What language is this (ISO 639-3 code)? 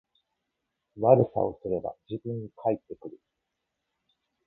jpn